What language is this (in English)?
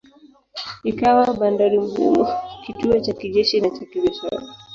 Swahili